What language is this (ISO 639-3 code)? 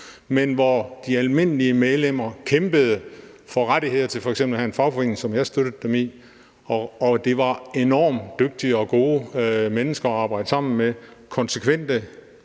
dan